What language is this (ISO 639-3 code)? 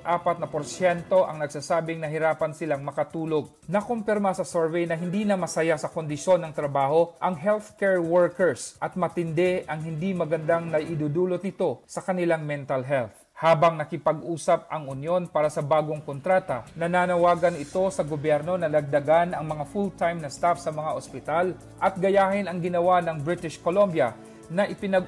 fil